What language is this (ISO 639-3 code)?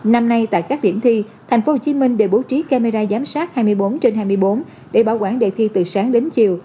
vie